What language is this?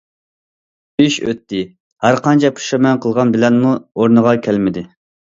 Uyghur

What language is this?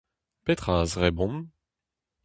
Breton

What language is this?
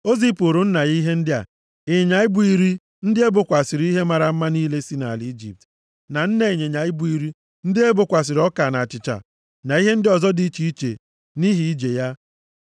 Igbo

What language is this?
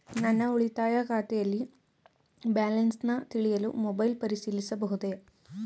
Kannada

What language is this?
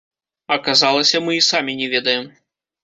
Belarusian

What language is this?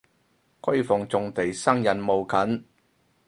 Cantonese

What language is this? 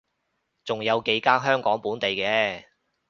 Cantonese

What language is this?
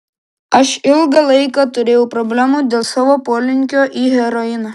Lithuanian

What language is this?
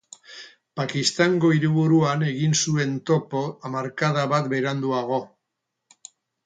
Basque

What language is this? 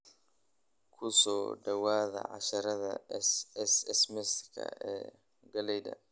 Somali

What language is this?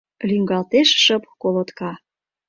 Mari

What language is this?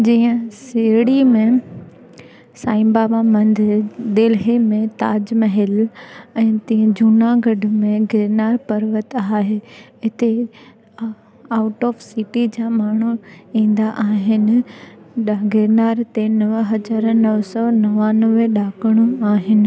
Sindhi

